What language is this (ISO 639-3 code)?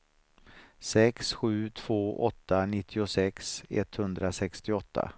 swe